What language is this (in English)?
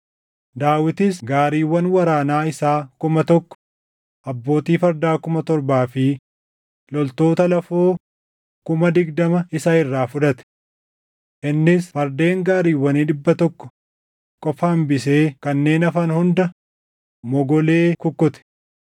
Oromo